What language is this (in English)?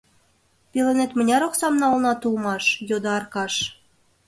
Mari